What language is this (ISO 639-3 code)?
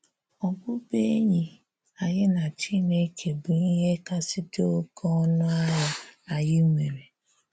ibo